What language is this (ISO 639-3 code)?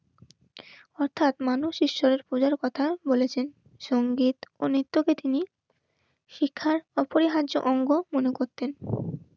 ben